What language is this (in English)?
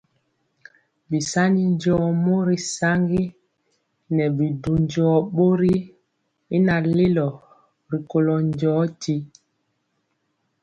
Mpiemo